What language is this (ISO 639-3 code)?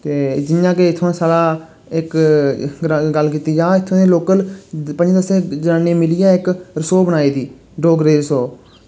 doi